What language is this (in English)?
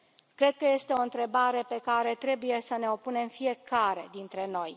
Romanian